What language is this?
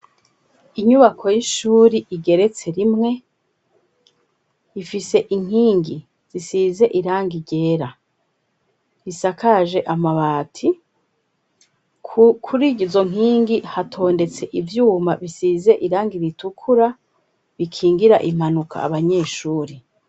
Rundi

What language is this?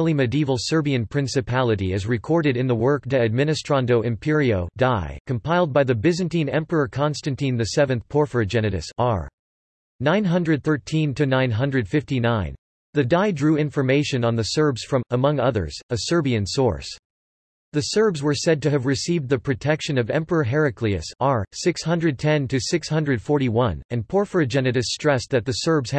English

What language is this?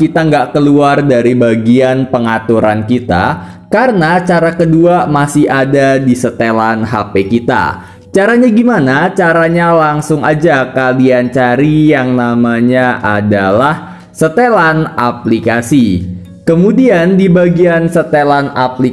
Indonesian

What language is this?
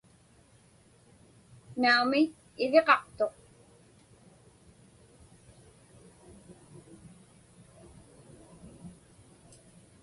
Inupiaq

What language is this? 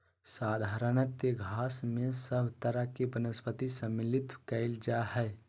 Magahi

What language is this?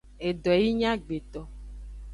Aja (Benin)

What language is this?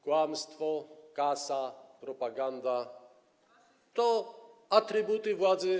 Polish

